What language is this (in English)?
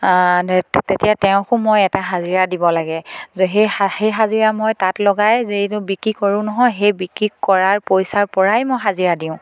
Assamese